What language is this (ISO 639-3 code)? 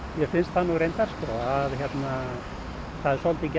isl